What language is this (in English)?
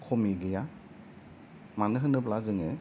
Bodo